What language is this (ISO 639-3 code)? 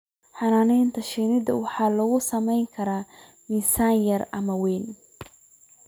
som